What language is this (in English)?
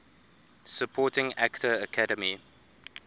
English